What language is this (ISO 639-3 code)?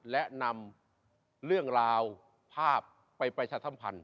tha